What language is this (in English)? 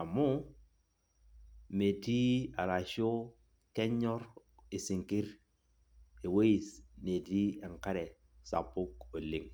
Masai